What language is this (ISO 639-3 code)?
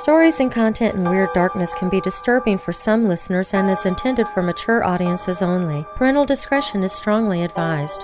eng